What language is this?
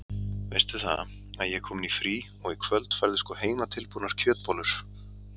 Icelandic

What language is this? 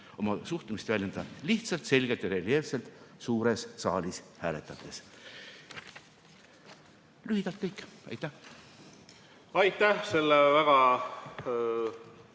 Estonian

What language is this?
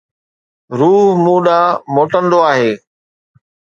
Sindhi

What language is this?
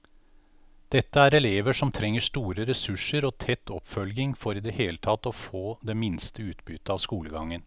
Norwegian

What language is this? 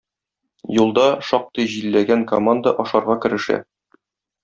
Tatar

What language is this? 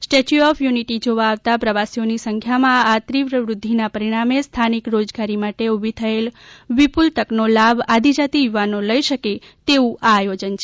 Gujarati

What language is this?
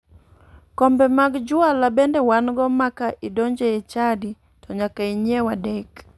Luo (Kenya and Tanzania)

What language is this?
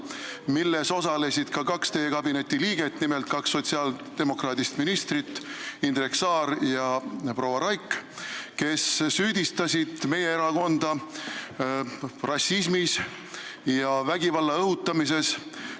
Estonian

